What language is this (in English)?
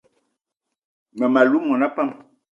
Eton (Cameroon)